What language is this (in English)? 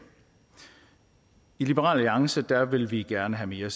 Danish